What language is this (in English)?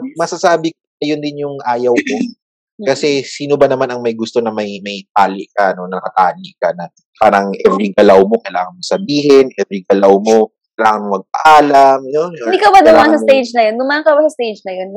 Filipino